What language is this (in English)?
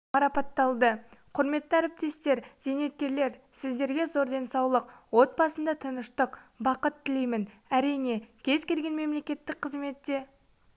Kazakh